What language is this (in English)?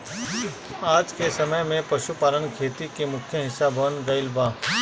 Bhojpuri